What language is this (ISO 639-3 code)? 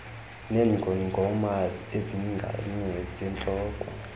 xho